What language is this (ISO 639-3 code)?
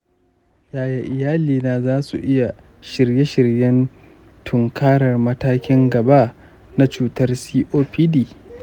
hau